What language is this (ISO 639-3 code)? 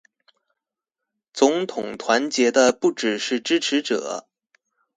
zho